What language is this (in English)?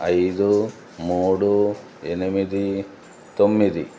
Telugu